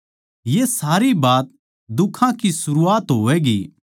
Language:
Haryanvi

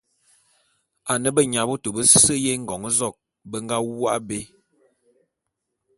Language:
Bulu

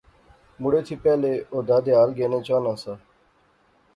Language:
Pahari-Potwari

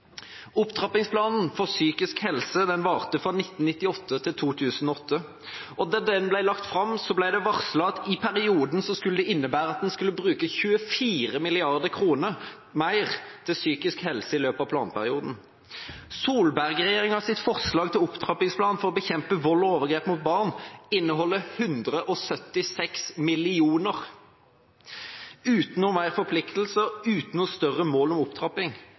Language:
Norwegian Bokmål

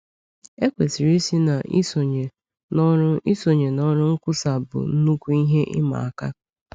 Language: Igbo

